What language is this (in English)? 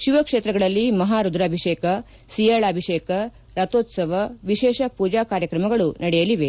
Kannada